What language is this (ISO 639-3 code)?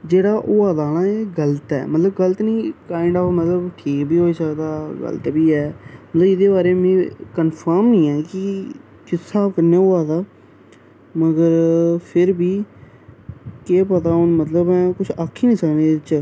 doi